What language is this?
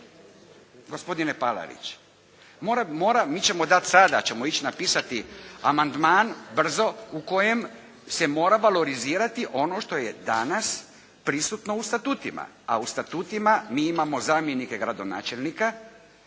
Croatian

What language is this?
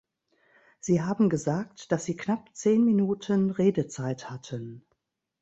German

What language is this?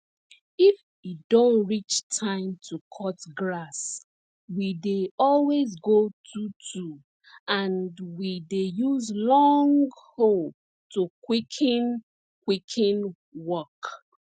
Nigerian Pidgin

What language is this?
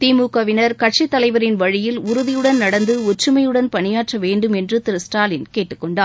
Tamil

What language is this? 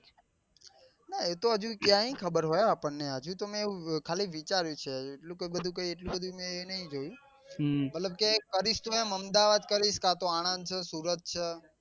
Gujarati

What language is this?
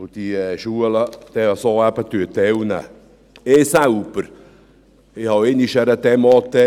Swiss German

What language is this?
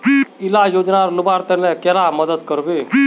Magahi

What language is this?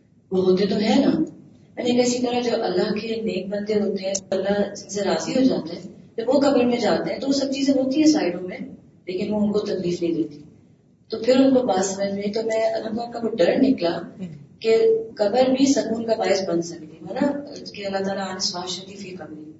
Urdu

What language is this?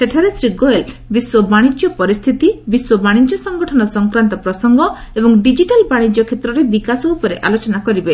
Odia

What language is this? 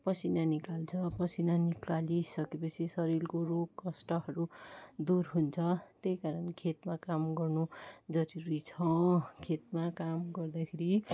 Nepali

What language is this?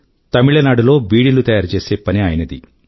Telugu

